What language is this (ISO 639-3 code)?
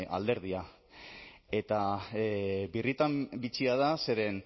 eus